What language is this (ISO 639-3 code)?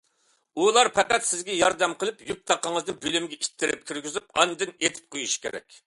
uig